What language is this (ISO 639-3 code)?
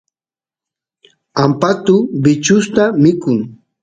qus